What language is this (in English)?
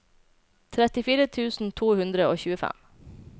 Norwegian